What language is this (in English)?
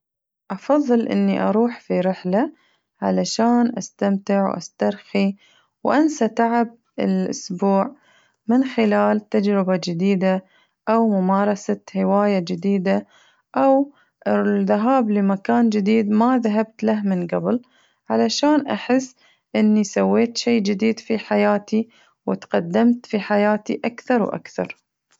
Najdi Arabic